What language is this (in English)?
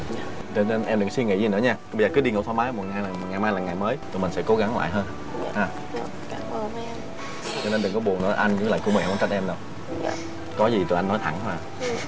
Vietnamese